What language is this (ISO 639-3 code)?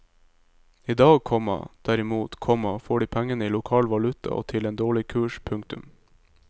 nor